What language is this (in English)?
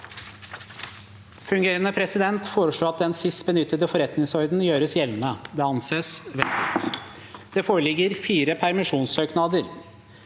Norwegian